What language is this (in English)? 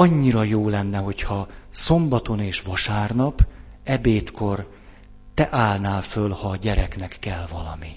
Hungarian